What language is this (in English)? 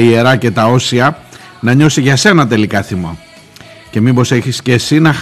Greek